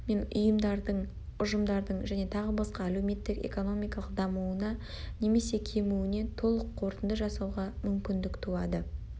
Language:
Kazakh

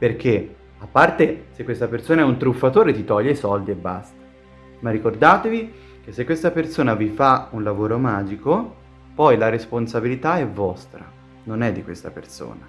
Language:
Italian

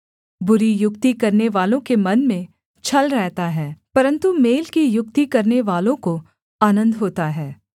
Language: Hindi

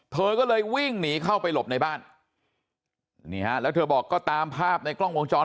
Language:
Thai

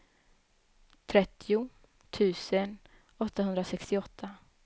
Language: Swedish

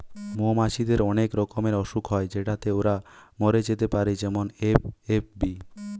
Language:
Bangla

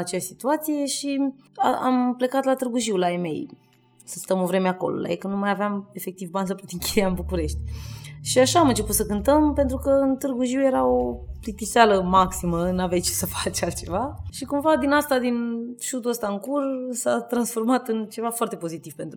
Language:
Romanian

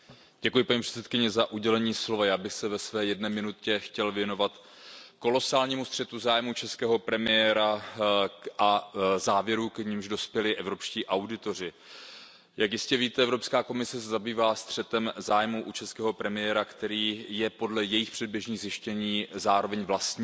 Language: Czech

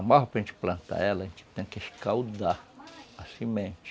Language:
Portuguese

